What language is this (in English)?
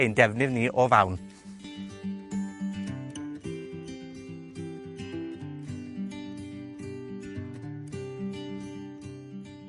Welsh